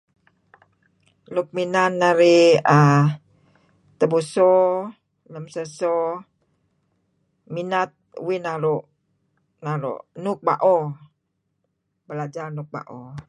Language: Kelabit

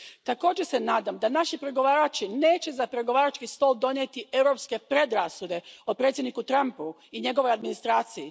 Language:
Croatian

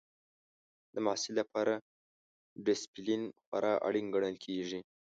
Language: Pashto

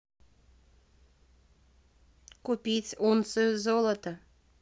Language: Russian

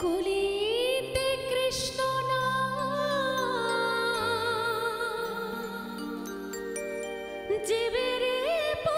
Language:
Romanian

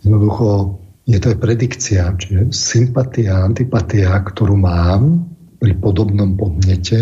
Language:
Slovak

